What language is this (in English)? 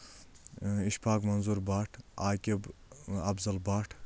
Kashmiri